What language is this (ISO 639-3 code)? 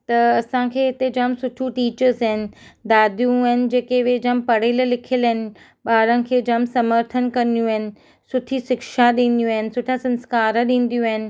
snd